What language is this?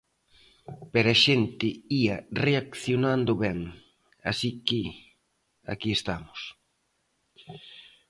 Galician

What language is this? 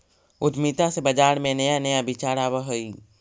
Magahi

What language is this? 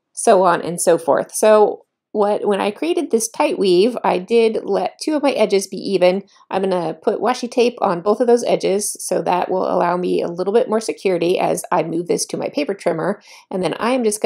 English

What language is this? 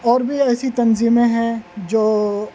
Urdu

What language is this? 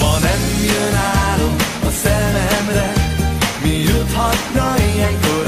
Hungarian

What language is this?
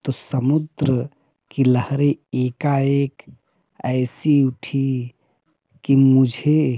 Hindi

